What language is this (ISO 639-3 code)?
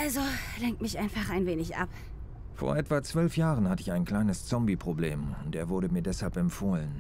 deu